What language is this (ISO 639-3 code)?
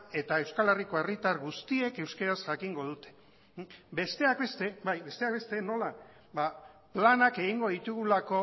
eus